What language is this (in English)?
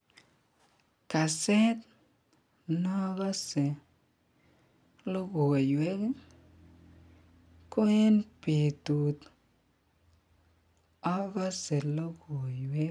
Kalenjin